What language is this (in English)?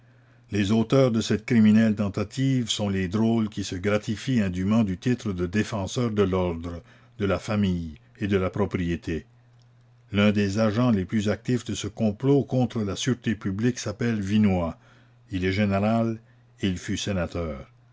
French